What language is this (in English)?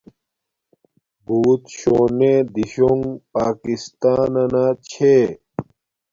Domaaki